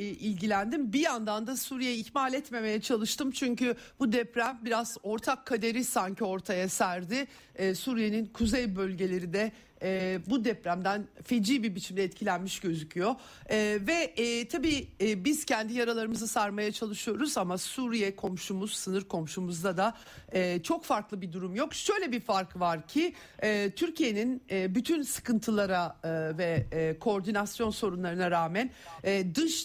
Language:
Turkish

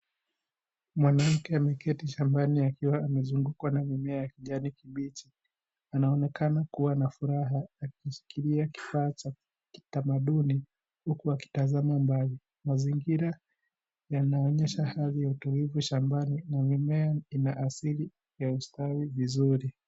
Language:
Swahili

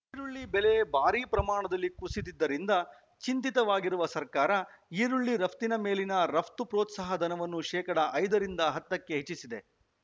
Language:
Kannada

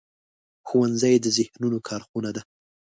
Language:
Pashto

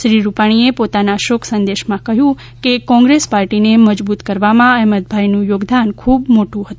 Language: Gujarati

